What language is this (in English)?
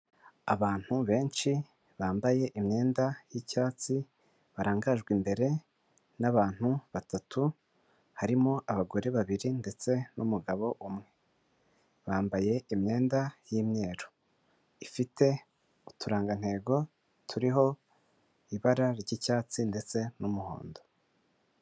Kinyarwanda